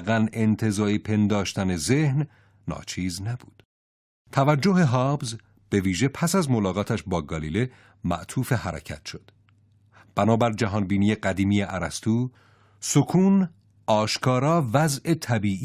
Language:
Persian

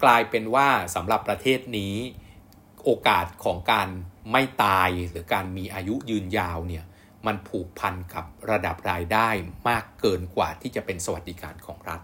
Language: Thai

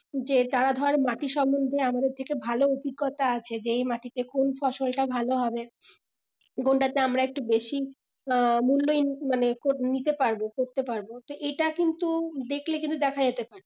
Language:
Bangla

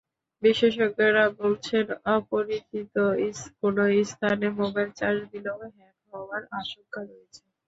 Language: Bangla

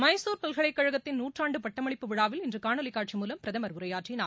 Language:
Tamil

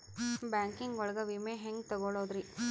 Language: Kannada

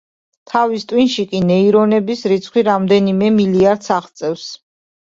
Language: Georgian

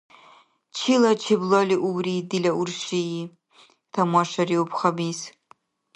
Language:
Dargwa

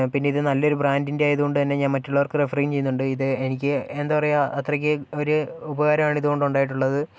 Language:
Malayalam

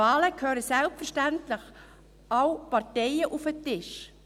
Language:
Swiss German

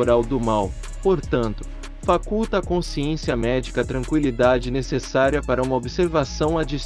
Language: Portuguese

